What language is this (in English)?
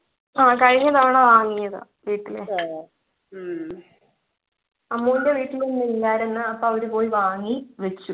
Malayalam